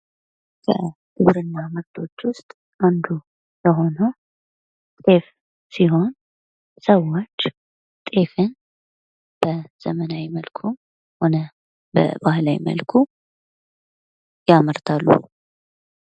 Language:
Amharic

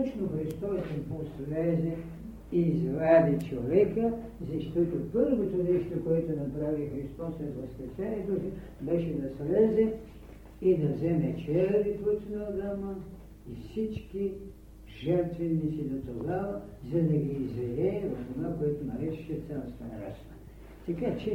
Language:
Bulgarian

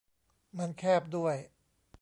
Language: Thai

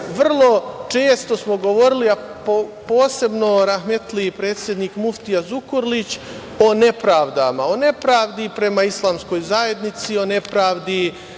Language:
Serbian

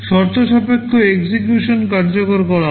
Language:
Bangla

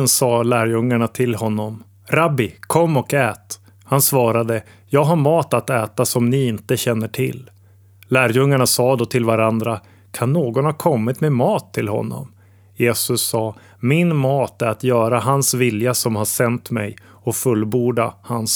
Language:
Swedish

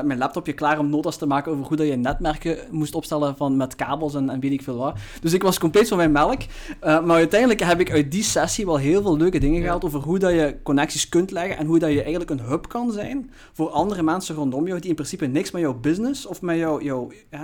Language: Dutch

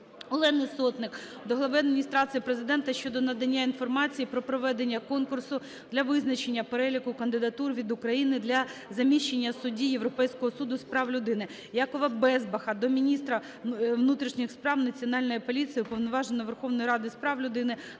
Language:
Ukrainian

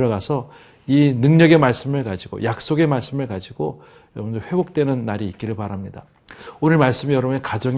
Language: Korean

